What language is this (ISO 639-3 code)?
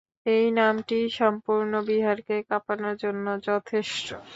ben